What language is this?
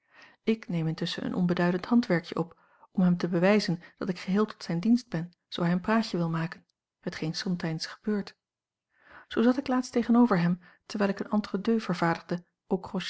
Dutch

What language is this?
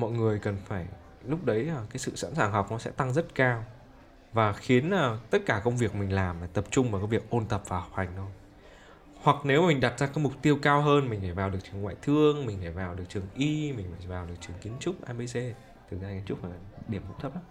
Vietnamese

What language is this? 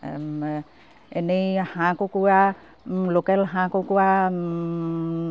Assamese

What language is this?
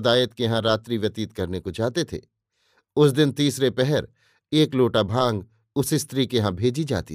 Hindi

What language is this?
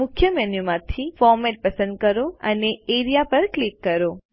Gujarati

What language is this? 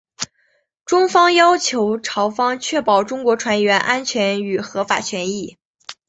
Chinese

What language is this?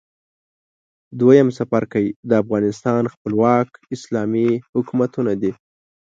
Pashto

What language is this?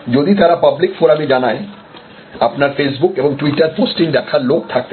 Bangla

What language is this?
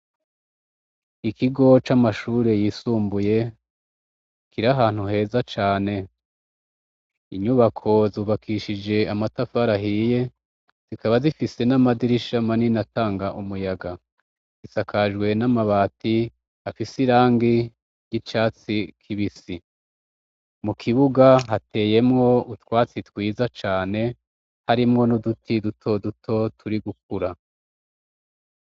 Rundi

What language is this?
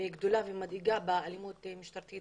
Hebrew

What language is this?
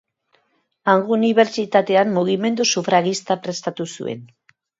Basque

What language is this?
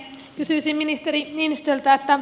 Finnish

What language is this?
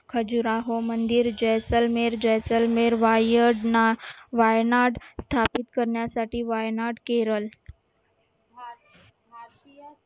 Marathi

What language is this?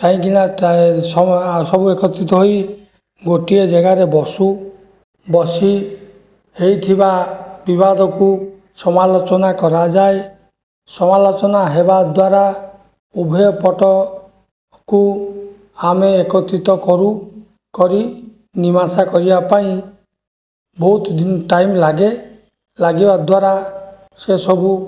Odia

